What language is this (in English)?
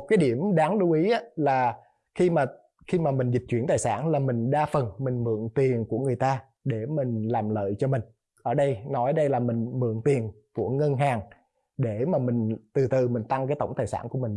Vietnamese